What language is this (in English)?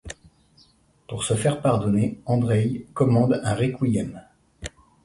French